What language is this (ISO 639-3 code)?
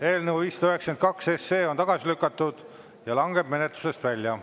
est